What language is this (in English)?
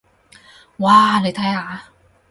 Cantonese